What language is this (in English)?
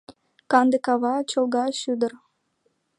Mari